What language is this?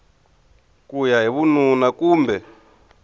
Tsonga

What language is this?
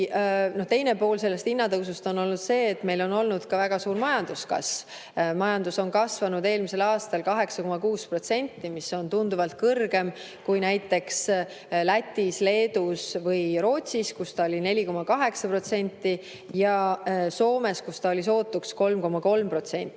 Estonian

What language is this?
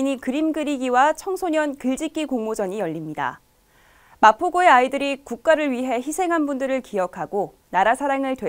Korean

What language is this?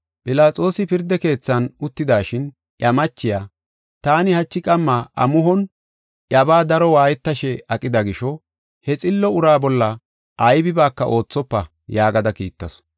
Gofa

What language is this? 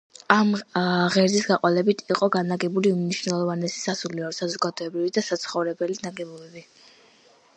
Georgian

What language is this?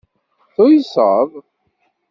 Kabyle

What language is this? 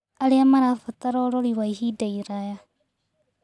Kikuyu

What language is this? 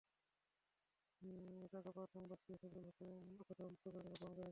Bangla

